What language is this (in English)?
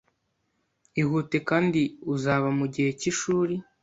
Kinyarwanda